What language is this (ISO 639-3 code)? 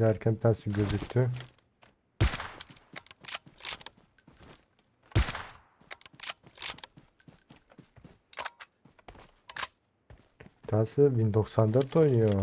tur